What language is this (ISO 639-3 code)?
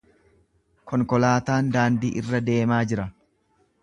orm